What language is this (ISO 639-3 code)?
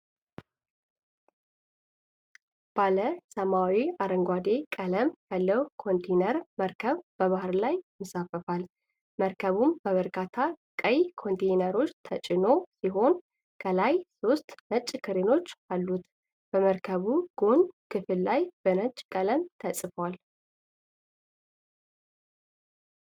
amh